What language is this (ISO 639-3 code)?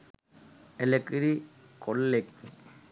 sin